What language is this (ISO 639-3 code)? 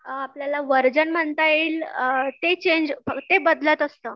mar